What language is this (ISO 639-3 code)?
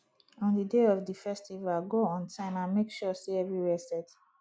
pcm